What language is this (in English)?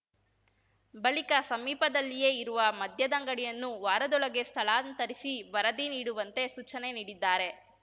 Kannada